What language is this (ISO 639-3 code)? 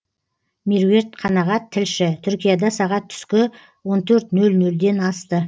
kaz